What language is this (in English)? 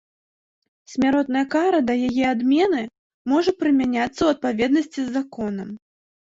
Belarusian